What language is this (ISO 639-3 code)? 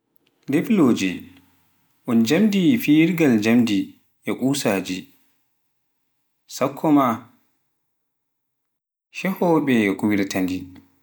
fuf